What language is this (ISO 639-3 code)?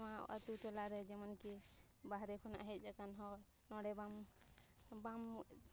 sat